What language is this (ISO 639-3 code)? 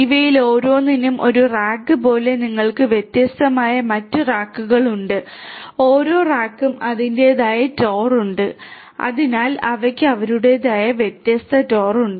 mal